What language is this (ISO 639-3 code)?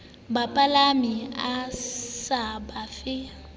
sot